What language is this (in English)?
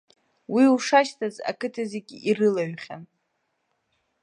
Abkhazian